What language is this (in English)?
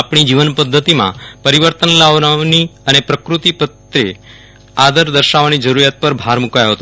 Gujarati